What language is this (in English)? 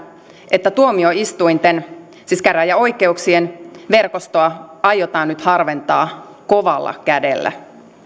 Finnish